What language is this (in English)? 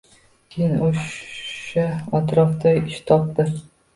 Uzbek